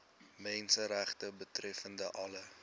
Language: Afrikaans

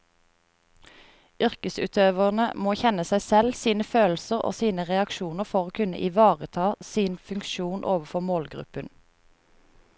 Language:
Norwegian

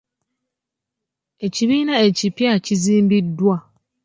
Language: Ganda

